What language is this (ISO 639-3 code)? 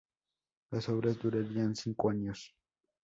spa